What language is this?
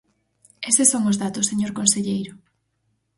Galician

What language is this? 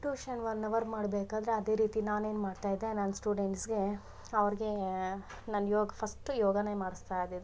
Kannada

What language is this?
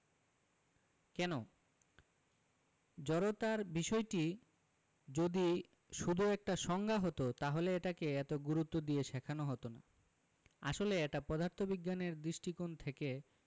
Bangla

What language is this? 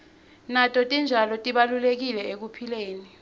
Swati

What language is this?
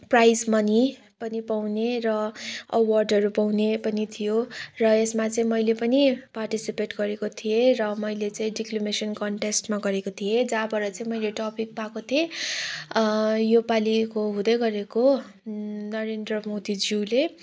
Nepali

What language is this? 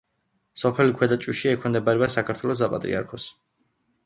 Georgian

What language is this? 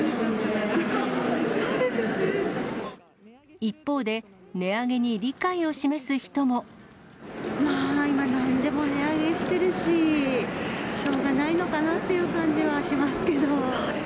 Japanese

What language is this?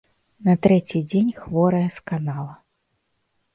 Belarusian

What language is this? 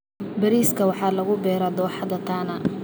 Somali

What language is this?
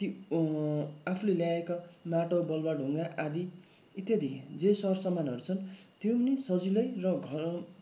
Nepali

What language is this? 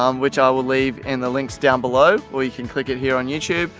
English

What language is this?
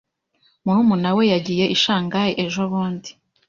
Kinyarwanda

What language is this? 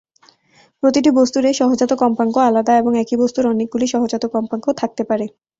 Bangla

